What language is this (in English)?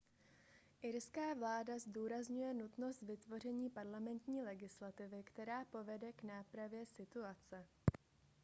Czech